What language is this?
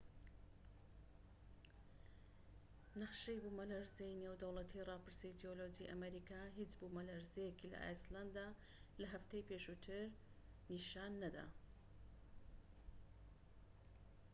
Central Kurdish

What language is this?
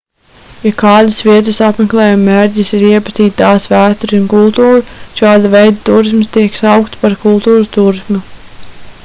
Latvian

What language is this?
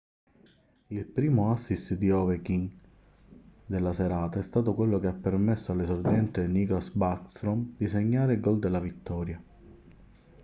Italian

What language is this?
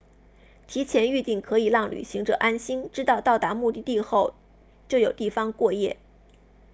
Chinese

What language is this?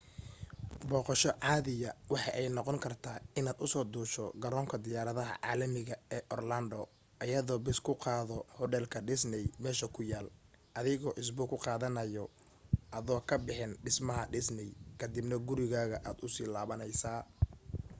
Somali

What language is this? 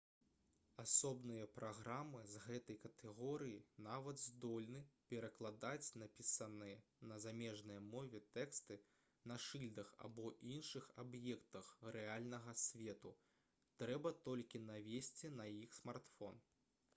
Belarusian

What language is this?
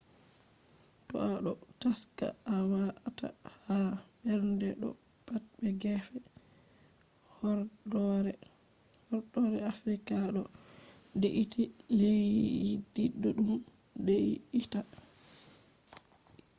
Fula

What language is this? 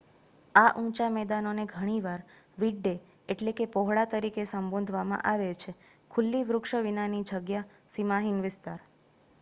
Gujarati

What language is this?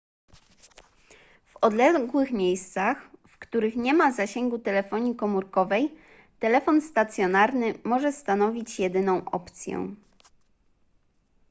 Polish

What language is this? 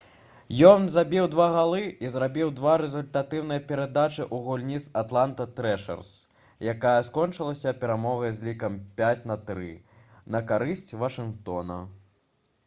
Belarusian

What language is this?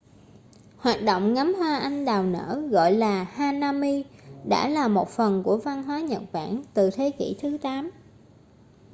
Vietnamese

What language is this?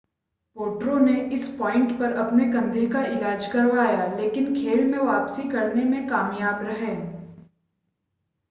Hindi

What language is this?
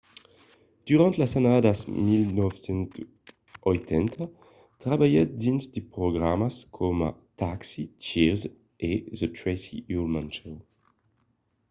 Occitan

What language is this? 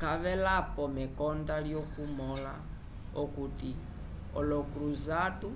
Umbundu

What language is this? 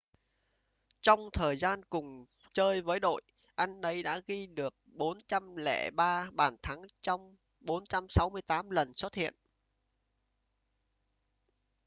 Vietnamese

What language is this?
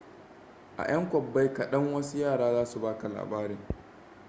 Hausa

